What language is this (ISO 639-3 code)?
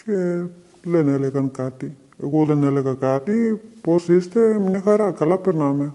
ell